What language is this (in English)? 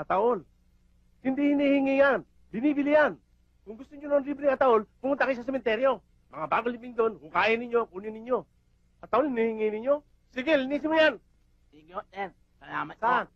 Filipino